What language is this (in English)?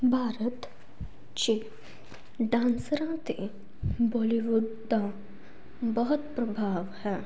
Punjabi